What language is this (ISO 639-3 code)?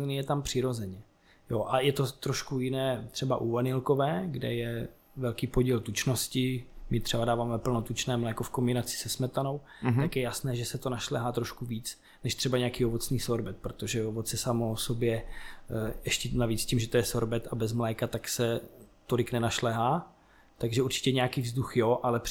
ces